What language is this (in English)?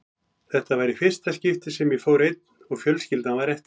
Icelandic